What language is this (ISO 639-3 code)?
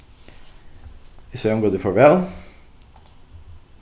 fao